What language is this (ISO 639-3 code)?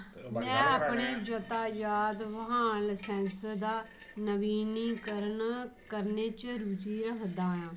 doi